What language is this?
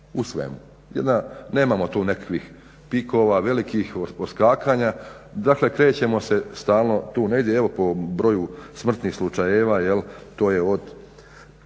Croatian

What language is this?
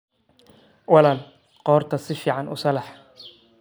Somali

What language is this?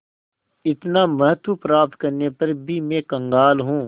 Hindi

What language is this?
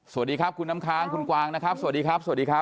Thai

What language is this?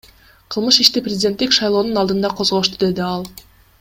Kyrgyz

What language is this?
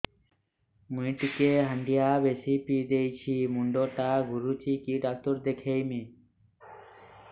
Odia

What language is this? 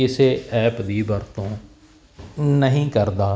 Punjabi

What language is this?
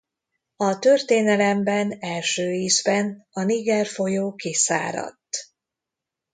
Hungarian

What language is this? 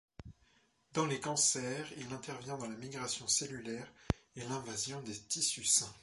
French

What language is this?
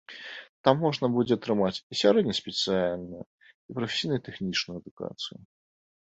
Belarusian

